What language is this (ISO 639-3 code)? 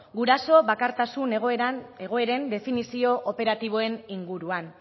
eus